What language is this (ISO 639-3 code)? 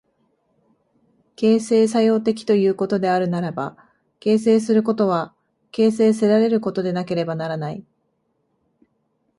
jpn